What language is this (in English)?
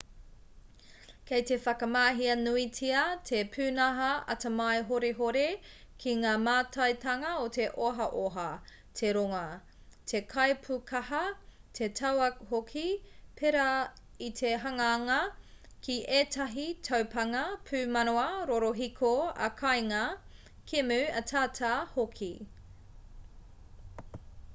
Māori